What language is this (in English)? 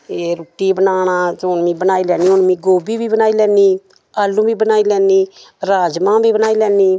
Dogri